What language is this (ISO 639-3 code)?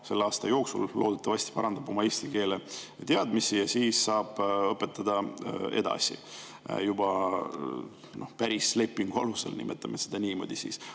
est